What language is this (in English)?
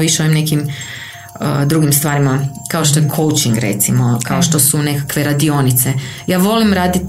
Croatian